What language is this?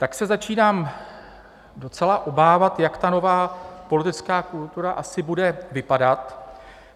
Czech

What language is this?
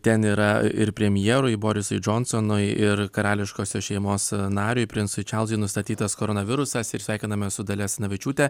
Lithuanian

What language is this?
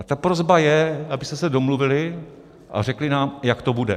Czech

